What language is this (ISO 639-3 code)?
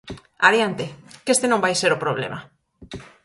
glg